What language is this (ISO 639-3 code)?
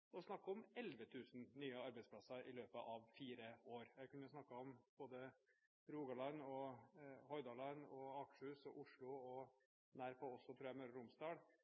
nob